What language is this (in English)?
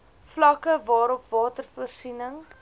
Afrikaans